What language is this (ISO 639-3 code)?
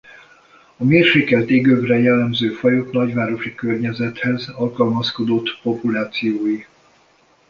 hun